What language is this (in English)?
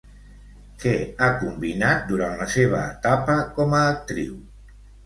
Catalan